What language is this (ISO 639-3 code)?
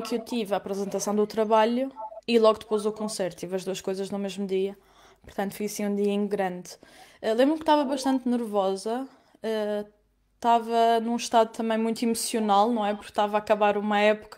por